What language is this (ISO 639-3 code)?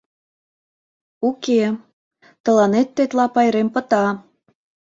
chm